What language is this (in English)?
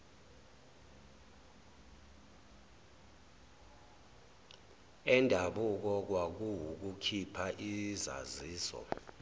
Zulu